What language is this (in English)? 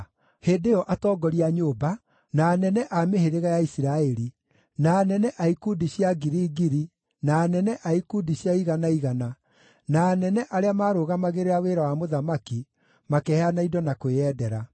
Kikuyu